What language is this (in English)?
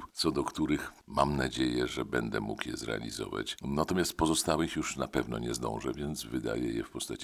Polish